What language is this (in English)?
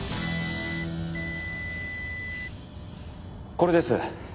Japanese